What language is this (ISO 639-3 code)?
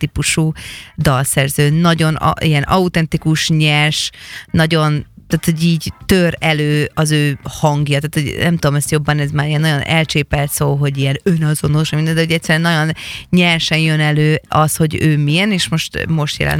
hun